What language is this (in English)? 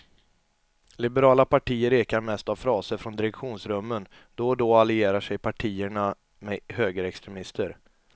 Swedish